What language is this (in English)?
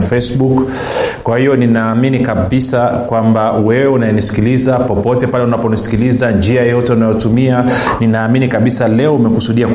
Swahili